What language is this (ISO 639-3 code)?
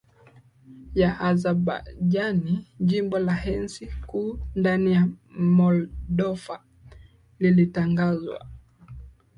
swa